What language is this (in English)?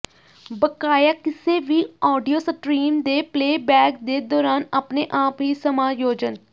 Punjabi